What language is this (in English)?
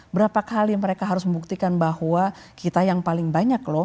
Indonesian